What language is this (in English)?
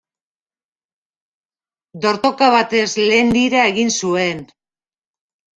Basque